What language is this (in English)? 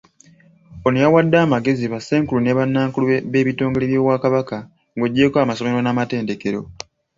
Ganda